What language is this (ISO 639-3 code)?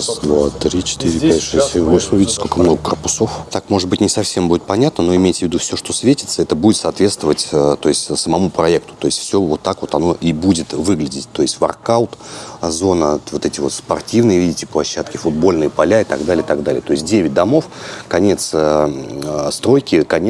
rus